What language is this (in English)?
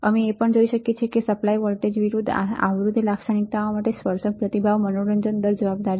Gujarati